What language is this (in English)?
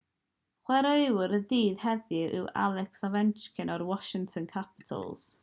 Welsh